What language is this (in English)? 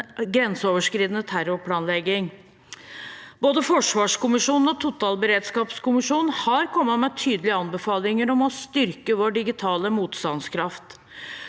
Norwegian